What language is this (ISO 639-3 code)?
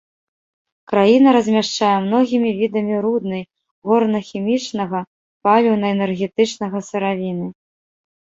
bel